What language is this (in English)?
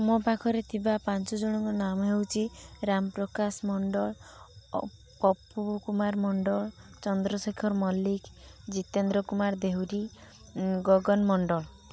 Odia